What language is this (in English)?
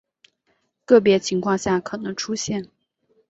Chinese